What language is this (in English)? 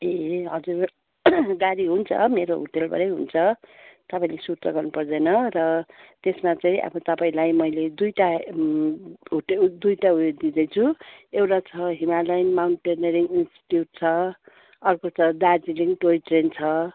Nepali